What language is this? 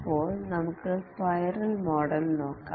Malayalam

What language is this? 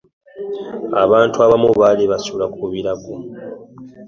Ganda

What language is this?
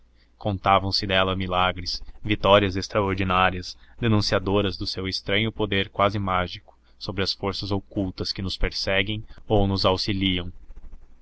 Portuguese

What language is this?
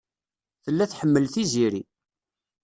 Kabyle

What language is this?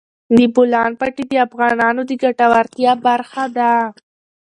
Pashto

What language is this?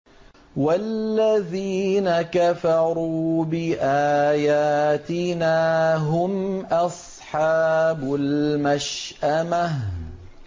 Arabic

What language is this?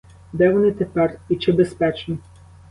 Ukrainian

